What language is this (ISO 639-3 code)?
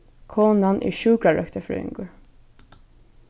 fao